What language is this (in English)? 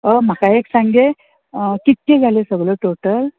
Konkani